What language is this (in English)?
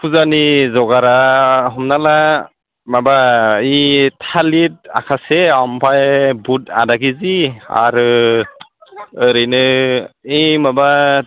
Bodo